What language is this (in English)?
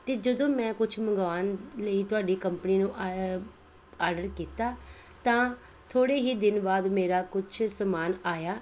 Punjabi